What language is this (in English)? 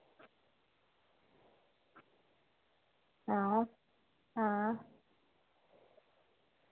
Dogri